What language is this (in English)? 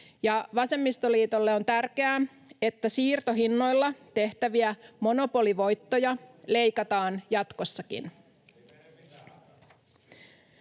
Finnish